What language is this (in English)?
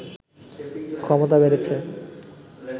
Bangla